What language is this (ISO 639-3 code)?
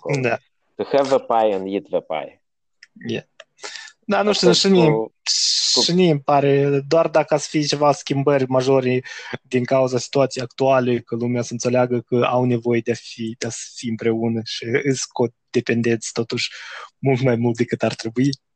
ron